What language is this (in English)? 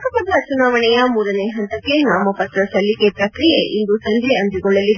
Kannada